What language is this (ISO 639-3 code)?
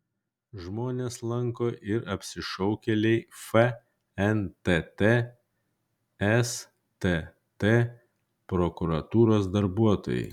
lit